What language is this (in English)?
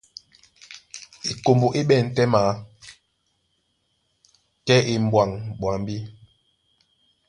Duala